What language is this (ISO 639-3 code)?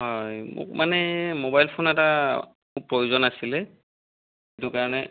asm